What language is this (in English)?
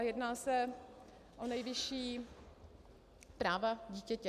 Czech